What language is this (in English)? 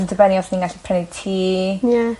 Welsh